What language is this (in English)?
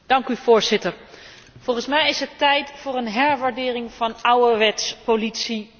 Dutch